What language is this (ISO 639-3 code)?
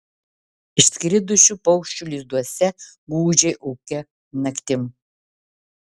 lit